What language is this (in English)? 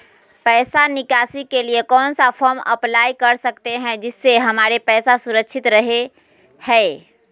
Magahi